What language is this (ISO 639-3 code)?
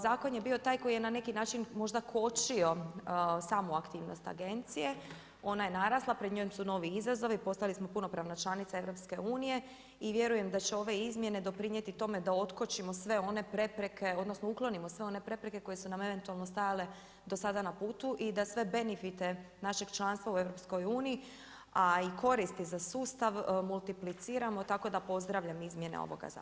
hrv